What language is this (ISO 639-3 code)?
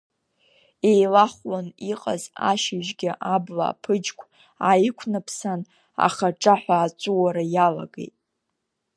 abk